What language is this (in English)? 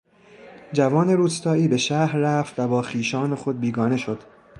Persian